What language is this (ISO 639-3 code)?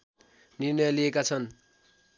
nep